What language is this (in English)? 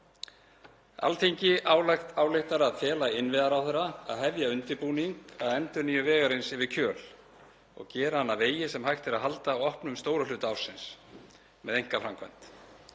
Icelandic